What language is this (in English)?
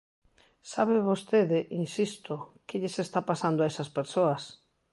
Galician